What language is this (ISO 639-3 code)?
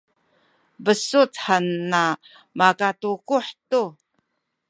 szy